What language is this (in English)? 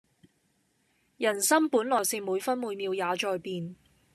Cantonese